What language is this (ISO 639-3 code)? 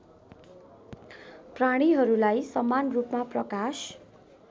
nep